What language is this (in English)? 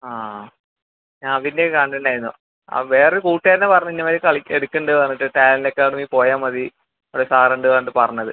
Malayalam